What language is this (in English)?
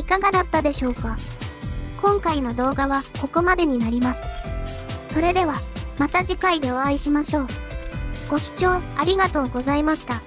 Japanese